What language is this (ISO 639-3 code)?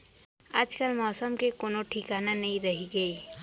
hne